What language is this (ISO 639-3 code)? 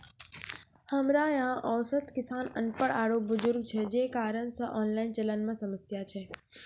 mai